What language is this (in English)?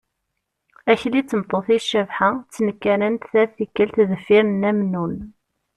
Kabyle